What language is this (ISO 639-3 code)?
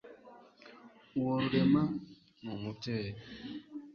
kin